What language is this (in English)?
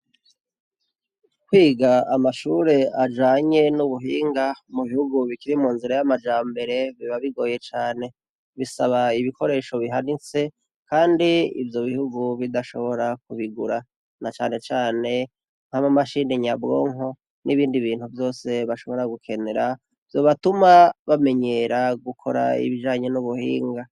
Rundi